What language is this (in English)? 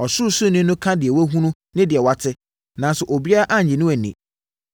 Akan